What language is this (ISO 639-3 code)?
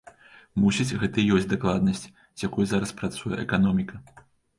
bel